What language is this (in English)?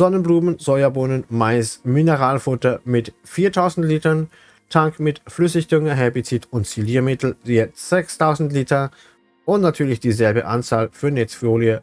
German